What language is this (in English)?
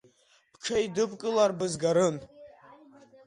Abkhazian